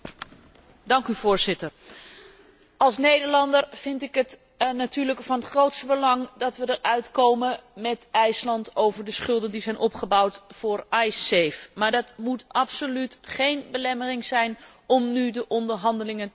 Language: Dutch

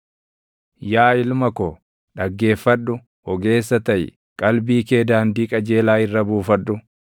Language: Oromo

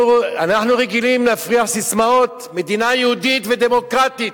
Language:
Hebrew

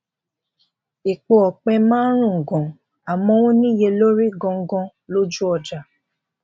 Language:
Yoruba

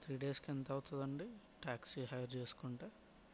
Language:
Telugu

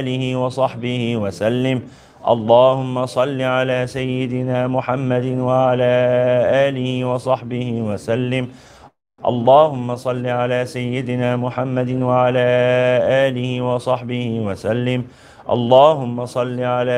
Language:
Arabic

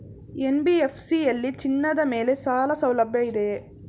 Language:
Kannada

